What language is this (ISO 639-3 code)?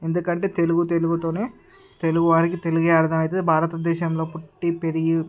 tel